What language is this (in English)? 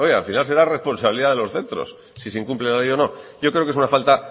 Spanish